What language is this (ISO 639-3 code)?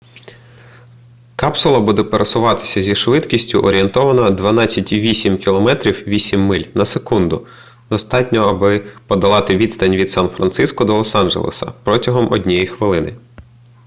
ukr